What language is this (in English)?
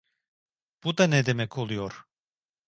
Turkish